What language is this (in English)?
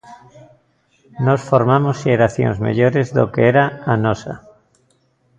Galician